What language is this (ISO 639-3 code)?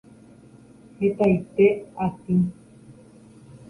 grn